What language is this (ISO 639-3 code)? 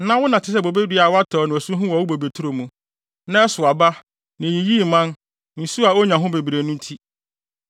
aka